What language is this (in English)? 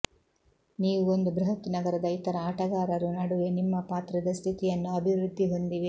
Kannada